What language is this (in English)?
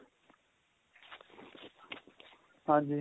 Punjabi